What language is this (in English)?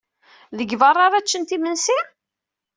Kabyle